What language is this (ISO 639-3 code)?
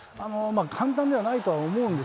jpn